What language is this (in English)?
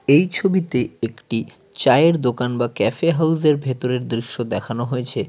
Bangla